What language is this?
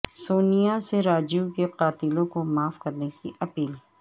Urdu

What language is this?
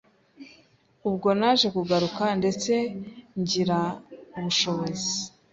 Kinyarwanda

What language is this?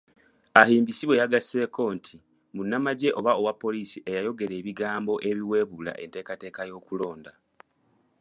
Ganda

